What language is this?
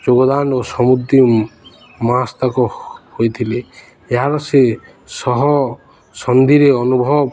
Odia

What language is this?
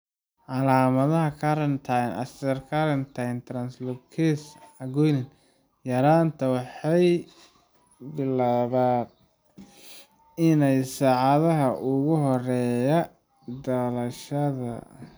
Somali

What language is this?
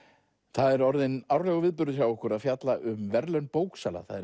Icelandic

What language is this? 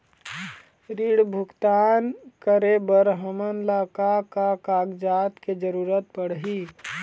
Chhattisgarhi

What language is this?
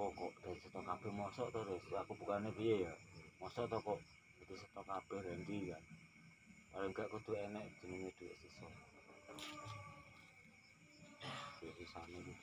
Indonesian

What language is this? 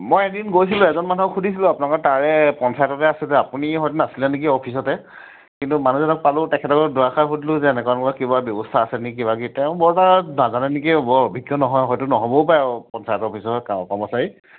Assamese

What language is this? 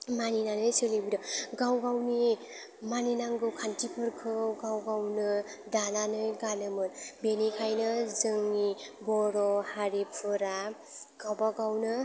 Bodo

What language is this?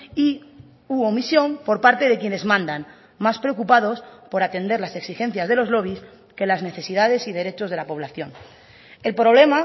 Spanish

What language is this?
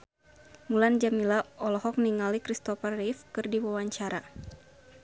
Sundanese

